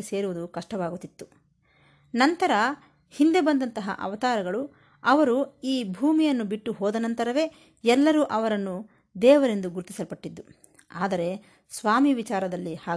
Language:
Kannada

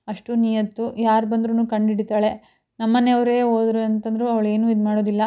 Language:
Kannada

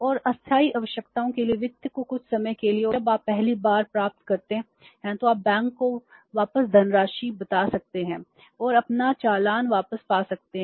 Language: Hindi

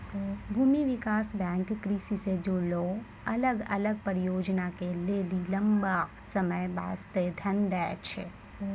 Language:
Maithili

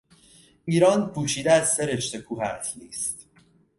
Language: Persian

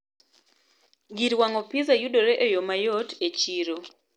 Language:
Luo (Kenya and Tanzania)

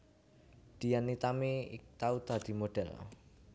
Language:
Javanese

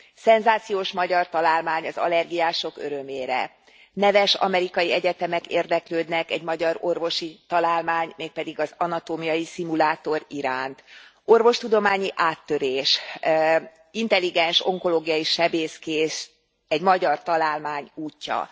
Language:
Hungarian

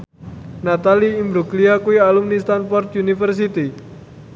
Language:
Javanese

